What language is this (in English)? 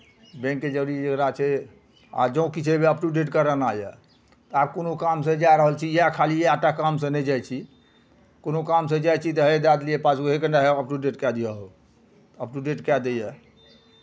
Maithili